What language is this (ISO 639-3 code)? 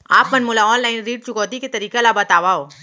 hne